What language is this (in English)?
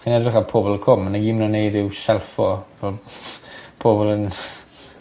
Welsh